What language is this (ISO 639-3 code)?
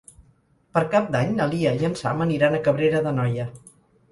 cat